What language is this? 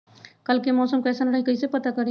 Magahi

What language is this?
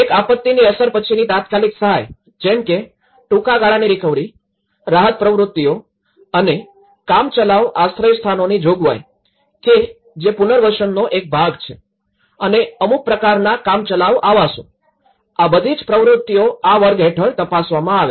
Gujarati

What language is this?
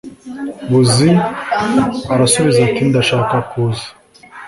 Kinyarwanda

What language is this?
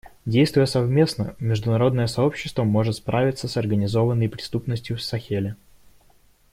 Russian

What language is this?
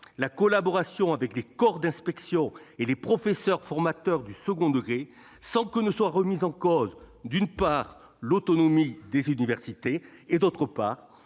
French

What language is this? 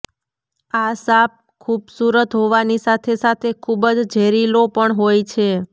Gujarati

